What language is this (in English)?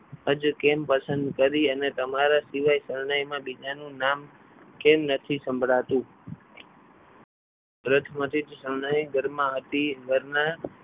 Gujarati